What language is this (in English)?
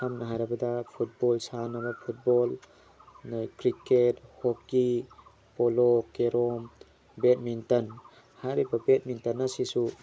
Manipuri